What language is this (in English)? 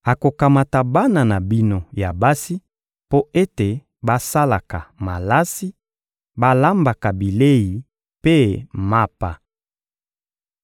Lingala